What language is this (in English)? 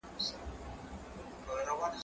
Pashto